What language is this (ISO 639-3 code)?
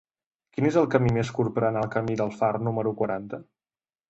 cat